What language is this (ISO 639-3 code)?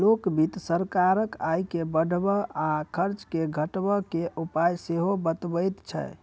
mai